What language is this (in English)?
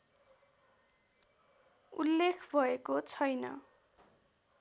Nepali